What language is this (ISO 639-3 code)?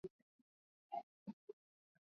swa